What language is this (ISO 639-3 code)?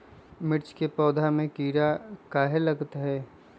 mag